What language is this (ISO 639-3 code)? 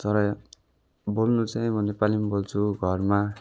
nep